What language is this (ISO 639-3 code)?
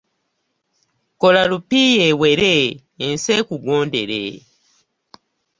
lug